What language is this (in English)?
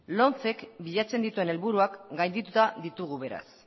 Basque